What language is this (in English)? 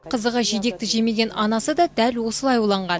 Kazakh